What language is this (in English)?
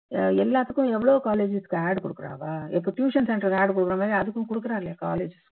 Tamil